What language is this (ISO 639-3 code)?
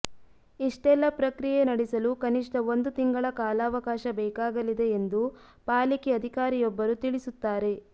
kan